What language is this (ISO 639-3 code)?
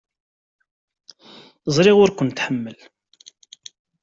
kab